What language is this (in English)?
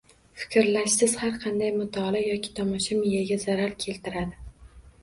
Uzbek